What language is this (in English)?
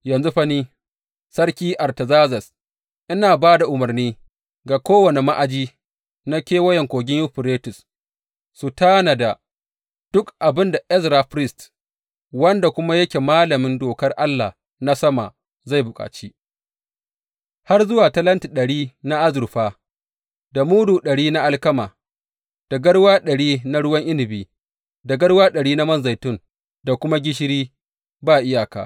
Hausa